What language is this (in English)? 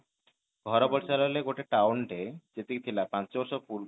Odia